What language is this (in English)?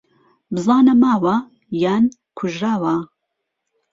Central Kurdish